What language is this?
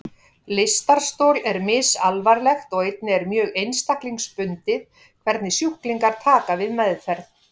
Icelandic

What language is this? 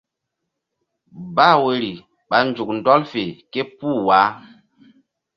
Mbum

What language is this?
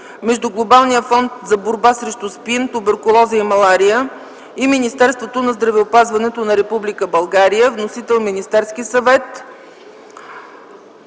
Bulgarian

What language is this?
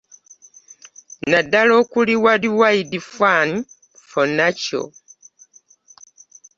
Ganda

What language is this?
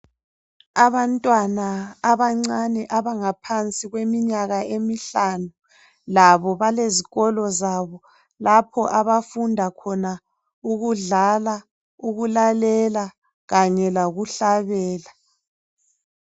North Ndebele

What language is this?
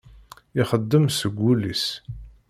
Kabyle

